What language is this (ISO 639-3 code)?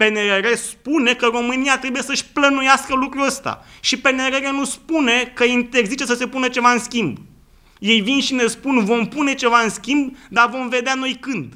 ron